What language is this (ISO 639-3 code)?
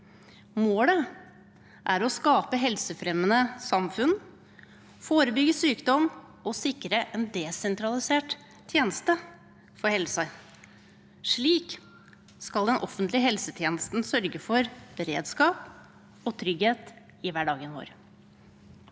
nor